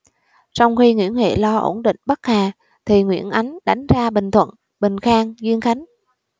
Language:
Vietnamese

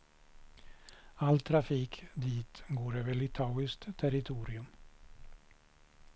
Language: Swedish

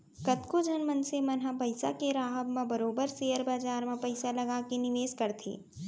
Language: Chhattisgarhi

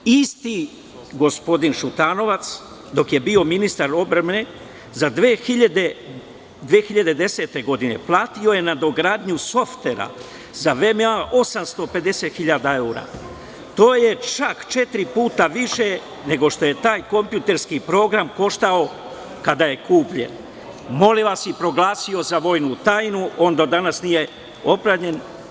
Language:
Serbian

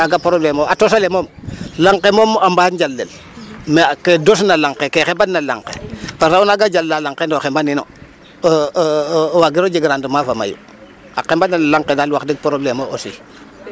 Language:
Serer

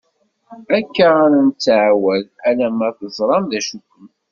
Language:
Kabyle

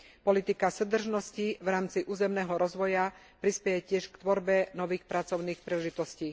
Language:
Slovak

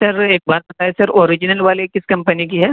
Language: Urdu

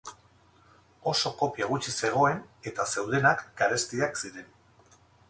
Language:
Basque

